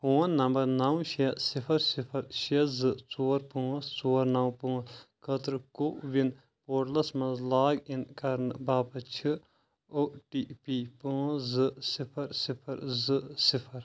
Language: Kashmiri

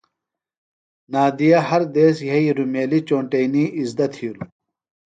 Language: Phalura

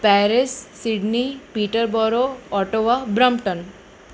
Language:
Gujarati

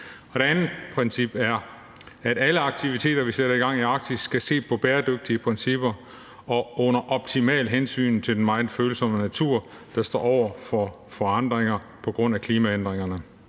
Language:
Danish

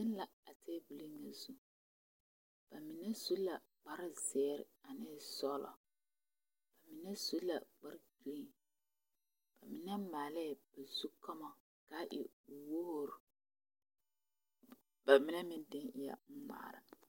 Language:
Southern Dagaare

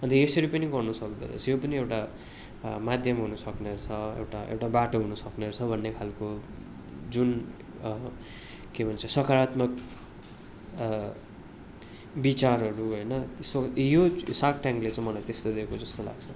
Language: Nepali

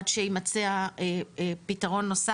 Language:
Hebrew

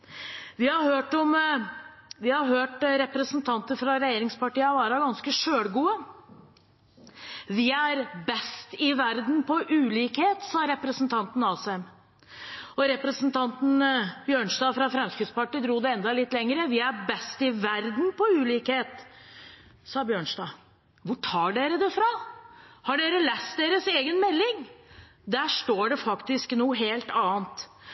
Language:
Norwegian Bokmål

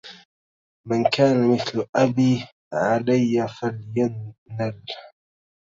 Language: Arabic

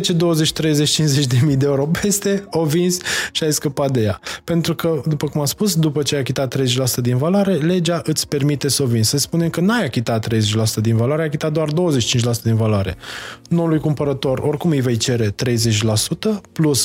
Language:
Romanian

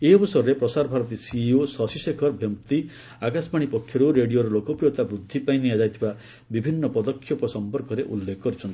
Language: Odia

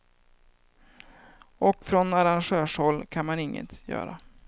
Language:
Swedish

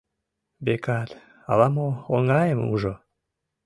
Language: Mari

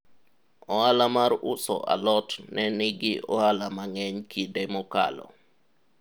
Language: Luo (Kenya and Tanzania)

